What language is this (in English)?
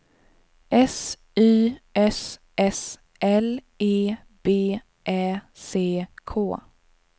Swedish